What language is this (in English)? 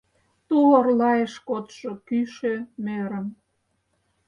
Mari